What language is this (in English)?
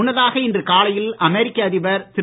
Tamil